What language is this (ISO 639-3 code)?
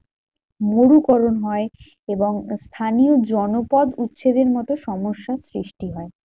ben